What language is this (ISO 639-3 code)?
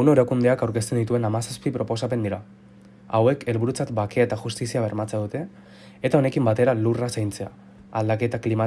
eus